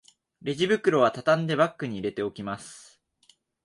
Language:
Japanese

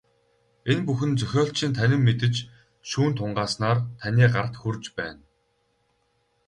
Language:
Mongolian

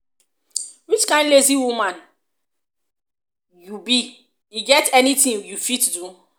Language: Nigerian Pidgin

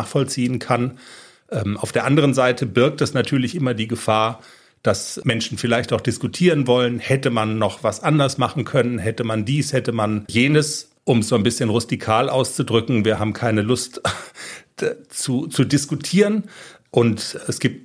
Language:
German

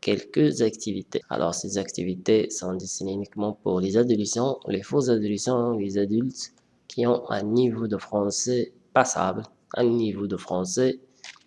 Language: French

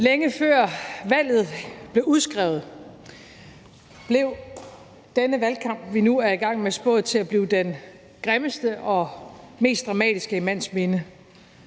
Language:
Danish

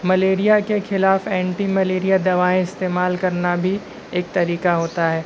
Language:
Urdu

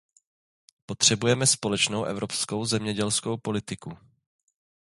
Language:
Czech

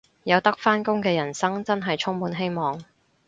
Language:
Cantonese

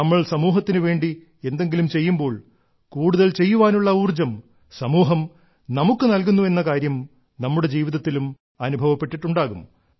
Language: Malayalam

